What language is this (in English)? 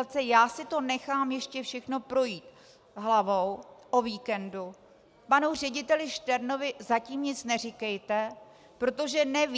Czech